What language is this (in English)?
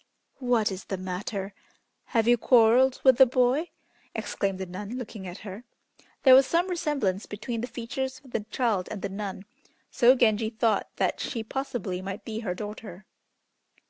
English